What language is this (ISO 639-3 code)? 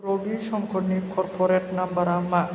brx